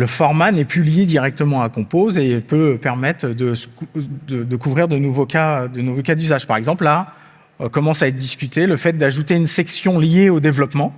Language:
French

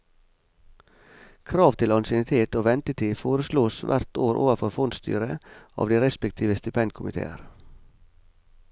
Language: Norwegian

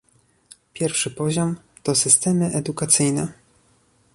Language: Polish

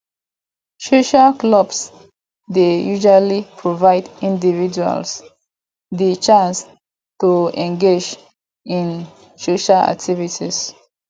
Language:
Nigerian Pidgin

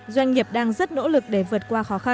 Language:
Vietnamese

